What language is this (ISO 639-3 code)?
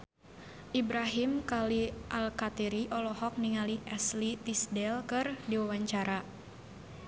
sun